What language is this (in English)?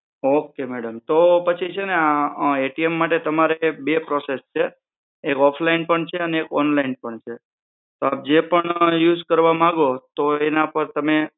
Gujarati